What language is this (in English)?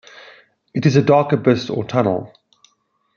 English